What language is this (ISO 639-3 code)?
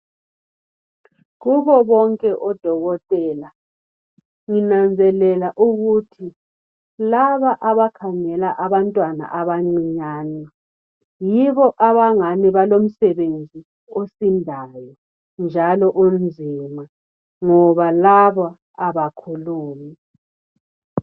nde